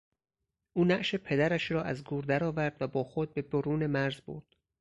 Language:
Persian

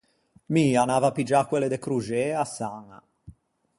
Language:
Ligurian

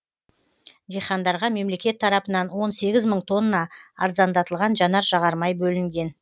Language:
Kazakh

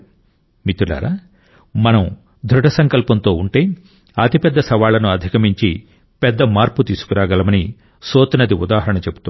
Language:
Telugu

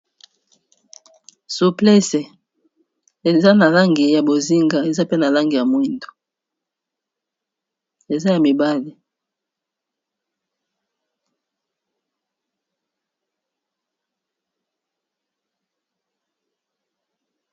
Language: Lingala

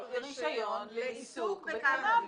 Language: Hebrew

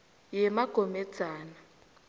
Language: South Ndebele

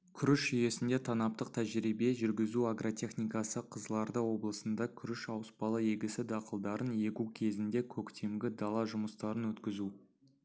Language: Kazakh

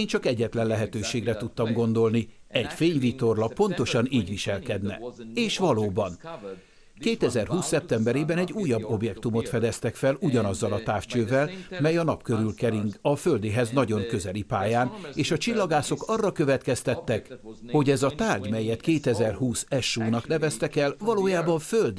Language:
Hungarian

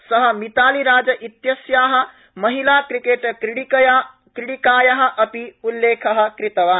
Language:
Sanskrit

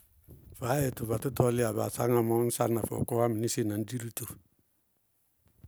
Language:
Bago-Kusuntu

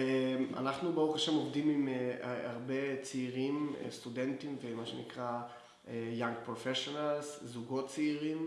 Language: Hebrew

